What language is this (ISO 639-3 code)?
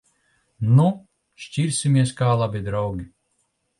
lav